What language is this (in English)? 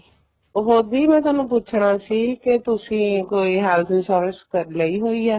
Punjabi